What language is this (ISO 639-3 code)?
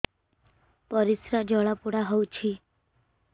ori